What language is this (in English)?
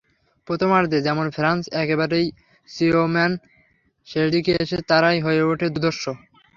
Bangla